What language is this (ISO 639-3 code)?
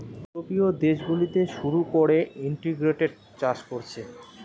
ben